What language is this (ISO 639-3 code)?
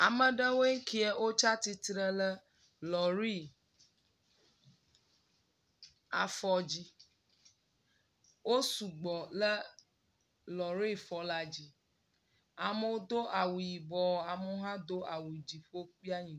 ewe